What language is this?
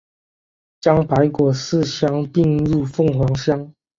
Chinese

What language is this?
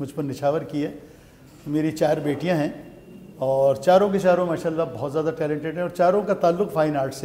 Hindi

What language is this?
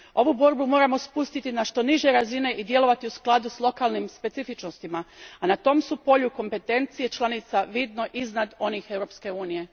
Croatian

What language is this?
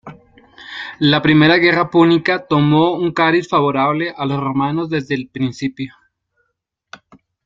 Spanish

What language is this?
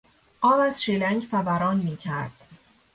Persian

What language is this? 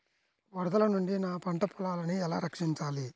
Telugu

